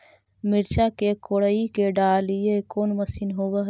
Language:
Magahi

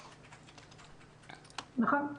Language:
Hebrew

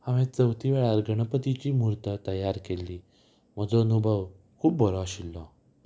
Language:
Konkani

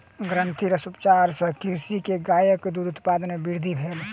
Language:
Maithili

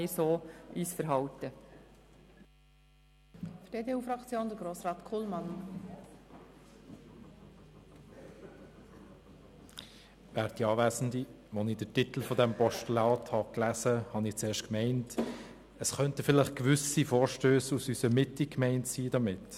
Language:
Swiss German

